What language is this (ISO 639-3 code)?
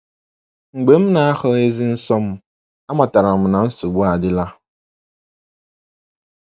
ibo